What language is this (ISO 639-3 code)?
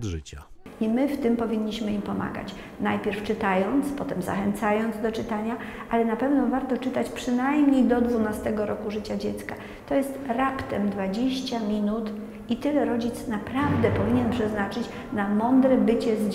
pol